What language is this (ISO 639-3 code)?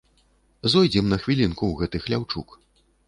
bel